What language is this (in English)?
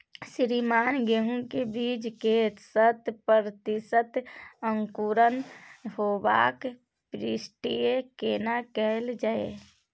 Maithili